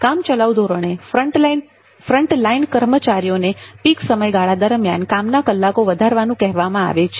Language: Gujarati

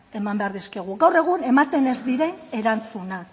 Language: Basque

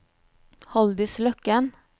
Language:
Norwegian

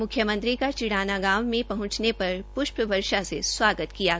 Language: Hindi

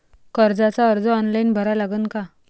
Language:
Marathi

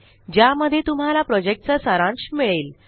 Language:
Marathi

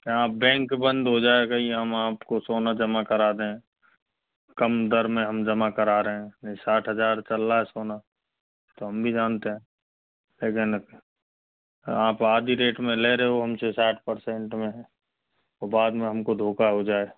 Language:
Hindi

